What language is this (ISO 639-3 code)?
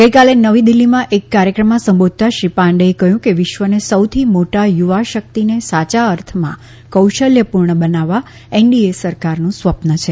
guj